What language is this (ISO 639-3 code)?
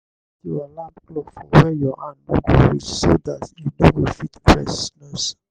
pcm